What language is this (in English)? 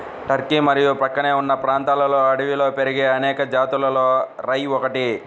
Telugu